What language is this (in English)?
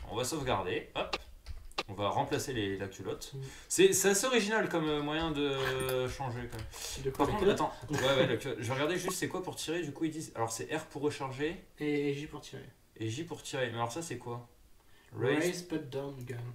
French